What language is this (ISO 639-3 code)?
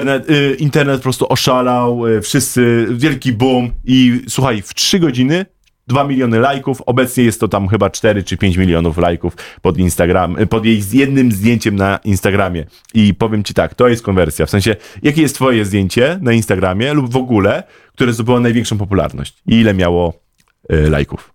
pol